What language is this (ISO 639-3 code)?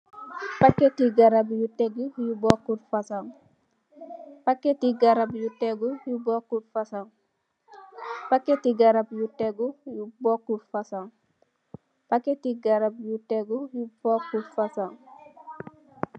wol